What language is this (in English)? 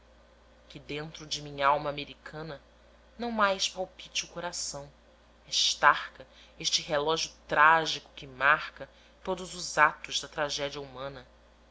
Portuguese